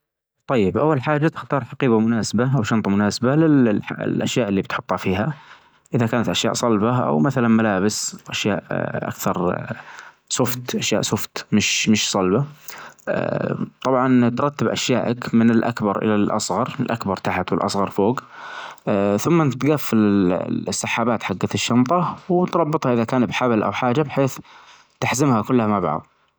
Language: Najdi Arabic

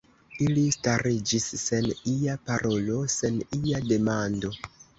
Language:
Esperanto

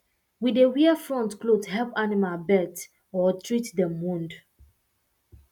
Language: Nigerian Pidgin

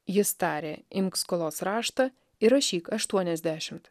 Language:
Lithuanian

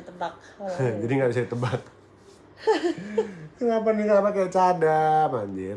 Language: Indonesian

